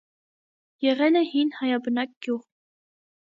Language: Armenian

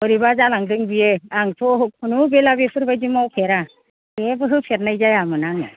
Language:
Bodo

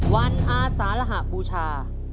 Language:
Thai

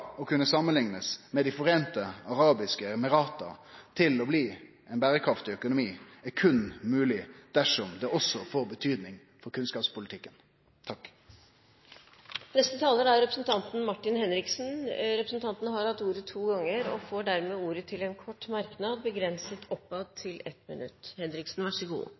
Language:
Norwegian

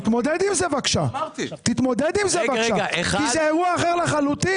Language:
Hebrew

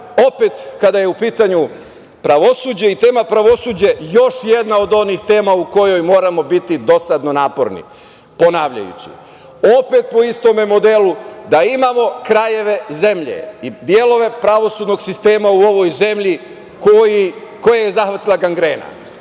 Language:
Serbian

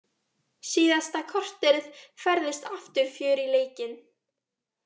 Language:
Icelandic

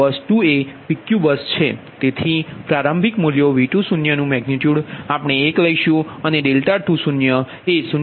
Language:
Gujarati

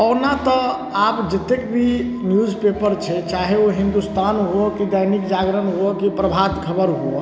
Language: Maithili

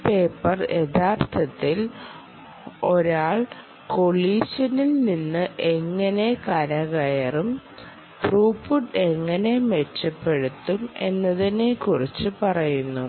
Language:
Malayalam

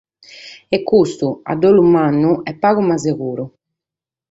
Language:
Sardinian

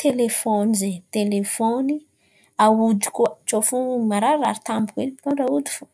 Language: Antankarana Malagasy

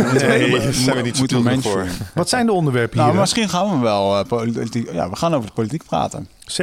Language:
Dutch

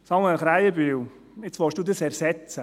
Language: Swiss German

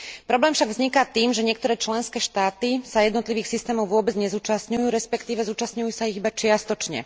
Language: Slovak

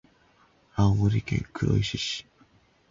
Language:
Japanese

